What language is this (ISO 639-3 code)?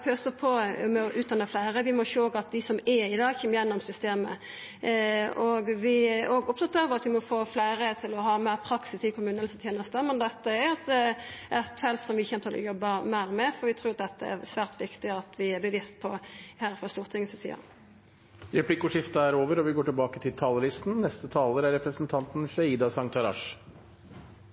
nor